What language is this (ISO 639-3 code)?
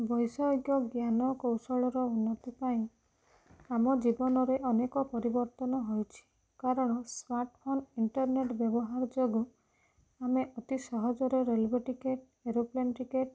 ori